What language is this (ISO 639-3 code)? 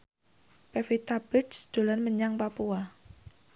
jav